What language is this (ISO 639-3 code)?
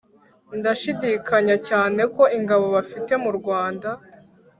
kin